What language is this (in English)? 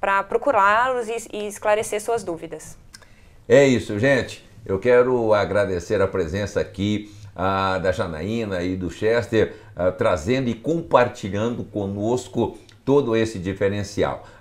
Portuguese